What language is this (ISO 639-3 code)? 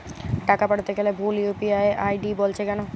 ben